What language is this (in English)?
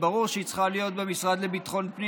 Hebrew